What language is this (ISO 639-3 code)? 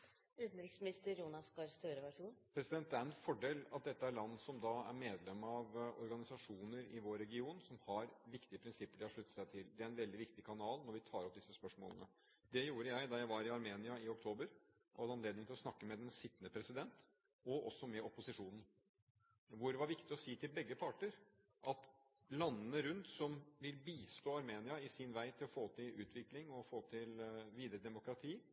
nob